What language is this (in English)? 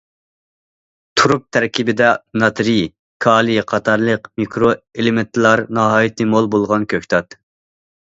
Uyghur